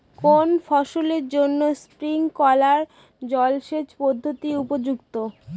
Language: Bangla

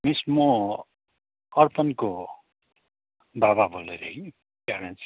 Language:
Nepali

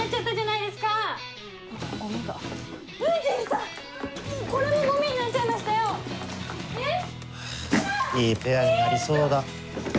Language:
Japanese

